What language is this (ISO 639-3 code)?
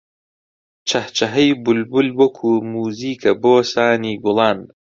ckb